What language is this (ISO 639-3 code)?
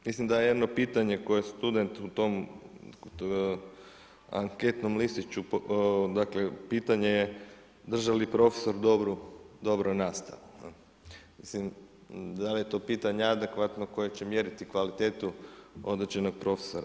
hrv